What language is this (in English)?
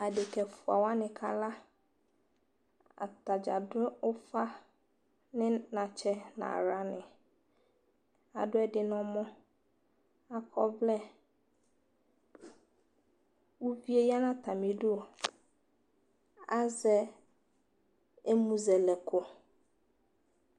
Ikposo